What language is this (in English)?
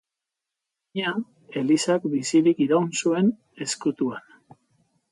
Basque